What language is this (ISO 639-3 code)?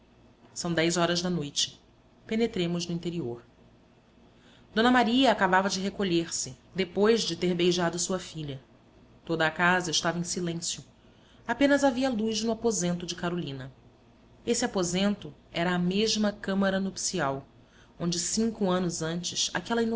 por